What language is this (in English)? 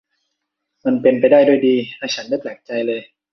Thai